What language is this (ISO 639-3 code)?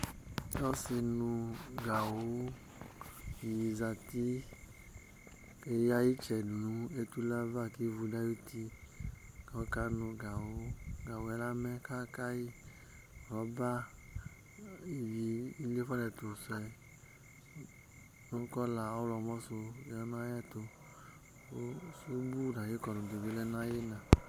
kpo